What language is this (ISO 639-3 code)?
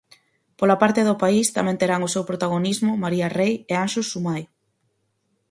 glg